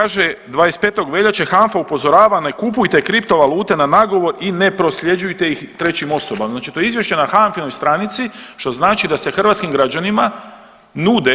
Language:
Croatian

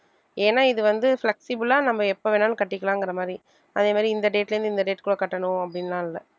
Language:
Tamil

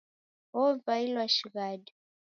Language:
Taita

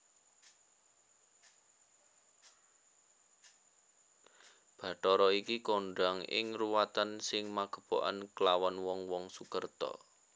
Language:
Javanese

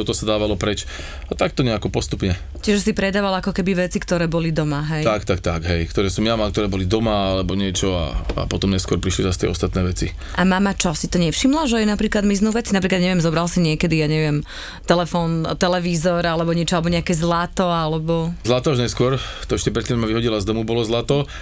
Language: Slovak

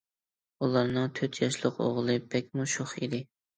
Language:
Uyghur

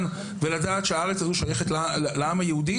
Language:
Hebrew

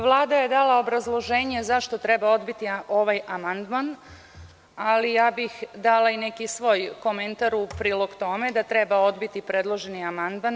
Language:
Serbian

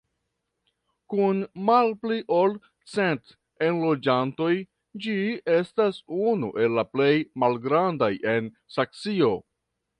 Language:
Esperanto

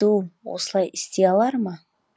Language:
Kazakh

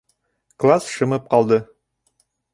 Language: Bashkir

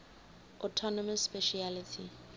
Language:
English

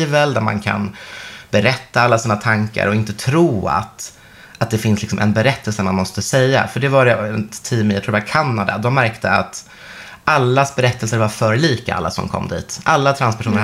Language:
Swedish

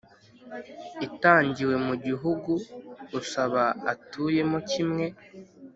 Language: Kinyarwanda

